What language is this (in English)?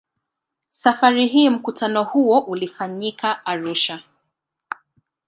Swahili